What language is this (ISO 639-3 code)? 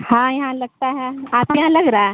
urd